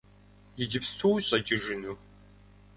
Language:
Kabardian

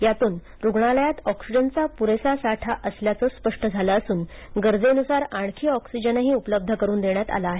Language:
Marathi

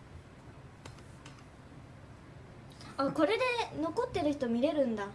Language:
Japanese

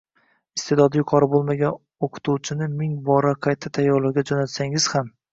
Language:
Uzbek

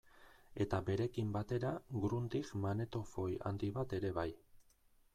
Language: Basque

